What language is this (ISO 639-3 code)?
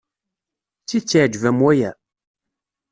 kab